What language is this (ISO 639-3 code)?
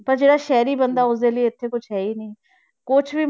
pan